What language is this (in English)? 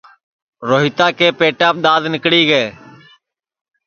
Sansi